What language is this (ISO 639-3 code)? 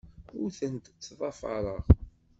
kab